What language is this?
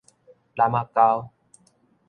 Min Nan Chinese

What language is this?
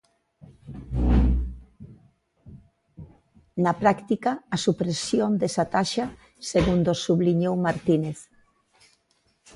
Galician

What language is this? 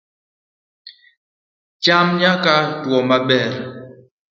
Luo (Kenya and Tanzania)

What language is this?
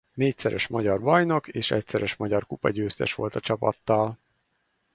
Hungarian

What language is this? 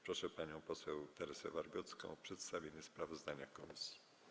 Polish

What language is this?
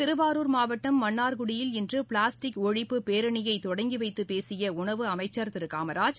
Tamil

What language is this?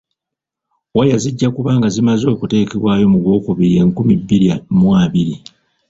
Ganda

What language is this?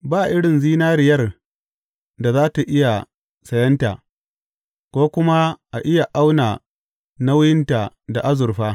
Hausa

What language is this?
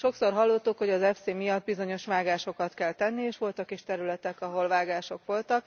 Hungarian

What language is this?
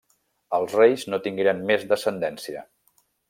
Catalan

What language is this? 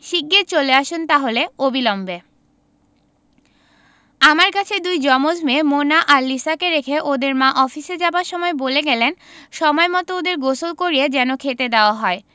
Bangla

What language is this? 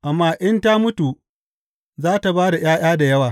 Hausa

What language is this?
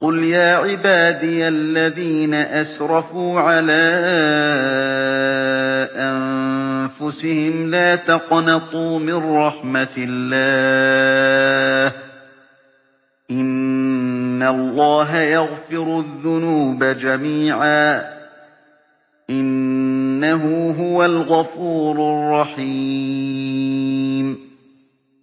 Arabic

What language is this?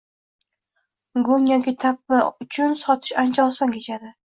Uzbek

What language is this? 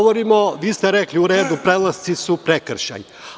Serbian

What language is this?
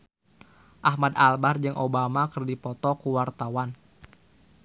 Sundanese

